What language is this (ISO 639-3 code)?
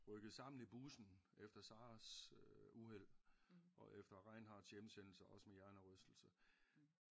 dan